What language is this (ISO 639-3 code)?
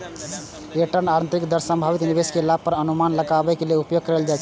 mai